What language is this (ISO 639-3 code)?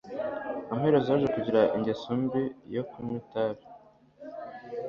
kin